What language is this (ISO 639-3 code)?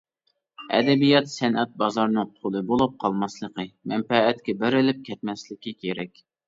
uig